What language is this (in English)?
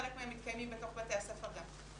Hebrew